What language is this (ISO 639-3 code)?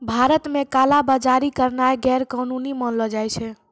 mai